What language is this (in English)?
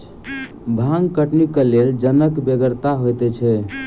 Maithili